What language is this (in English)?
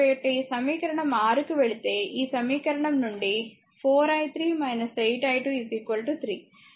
Telugu